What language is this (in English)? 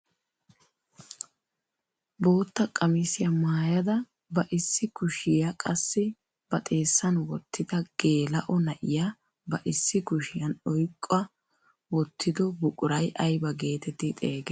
Wolaytta